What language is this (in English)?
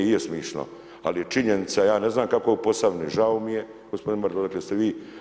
Croatian